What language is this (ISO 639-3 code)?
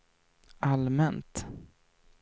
swe